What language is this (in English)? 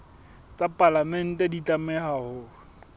Southern Sotho